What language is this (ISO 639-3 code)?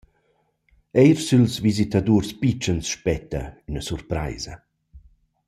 roh